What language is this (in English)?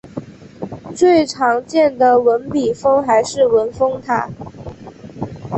Chinese